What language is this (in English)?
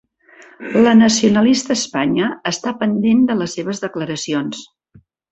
Catalan